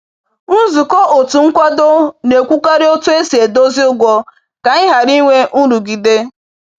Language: Igbo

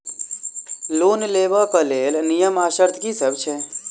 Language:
Maithili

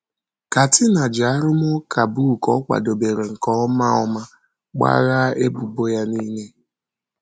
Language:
Igbo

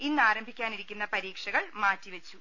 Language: Malayalam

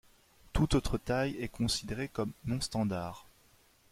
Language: French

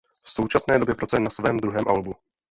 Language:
Czech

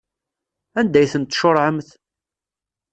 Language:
Kabyle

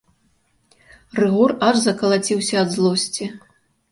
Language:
Belarusian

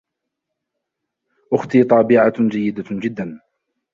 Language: Arabic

